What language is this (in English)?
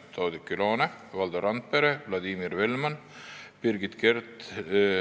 Estonian